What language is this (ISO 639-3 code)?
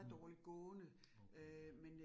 dan